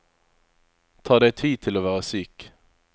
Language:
Norwegian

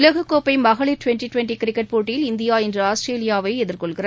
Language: Tamil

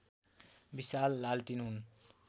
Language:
Nepali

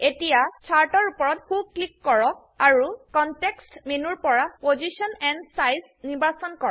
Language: Assamese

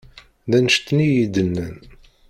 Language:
Kabyle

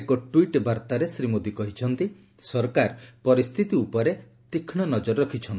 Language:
Odia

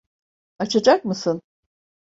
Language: Turkish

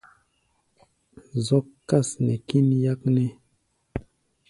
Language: Gbaya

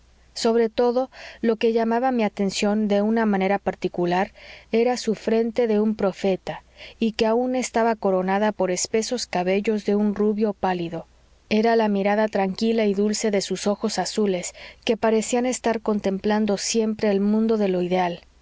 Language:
Spanish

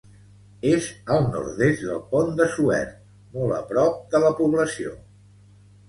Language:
Catalan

